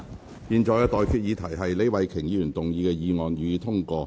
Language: Cantonese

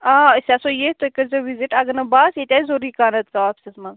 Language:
Kashmiri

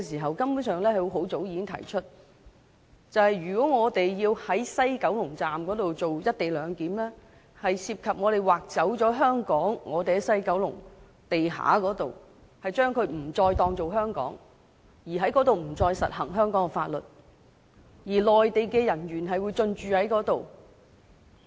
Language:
Cantonese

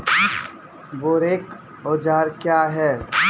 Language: Maithili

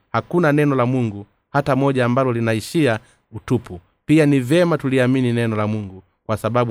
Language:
Swahili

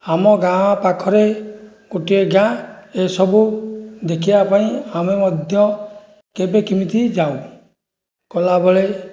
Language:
Odia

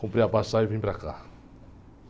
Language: Portuguese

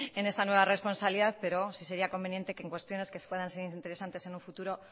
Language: Spanish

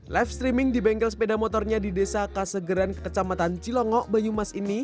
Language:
Indonesian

